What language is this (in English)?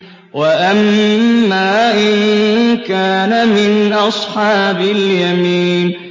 Arabic